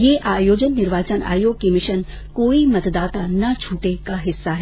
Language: Hindi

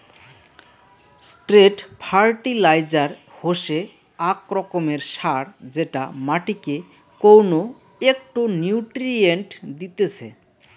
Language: Bangla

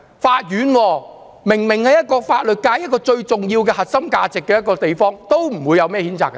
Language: Cantonese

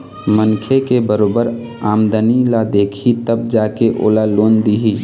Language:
Chhattisgarhi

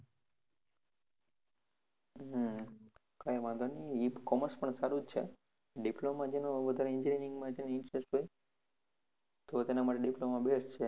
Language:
Gujarati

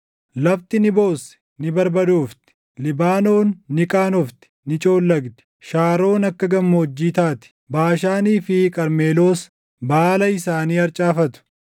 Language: Oromo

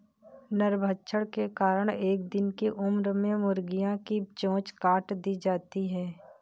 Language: Hindi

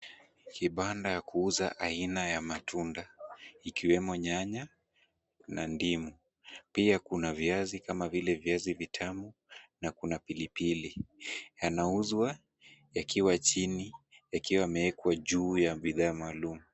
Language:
Swahili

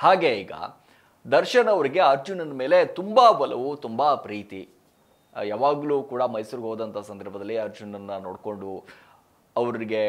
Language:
Kannada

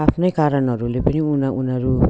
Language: Nepali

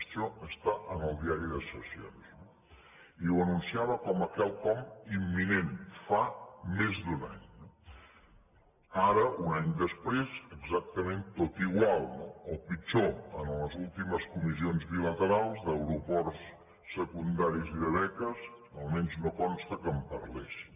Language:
Catalan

